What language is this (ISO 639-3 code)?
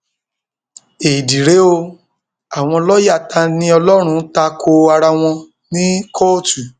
yor